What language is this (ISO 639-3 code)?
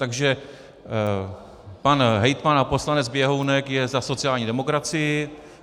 ces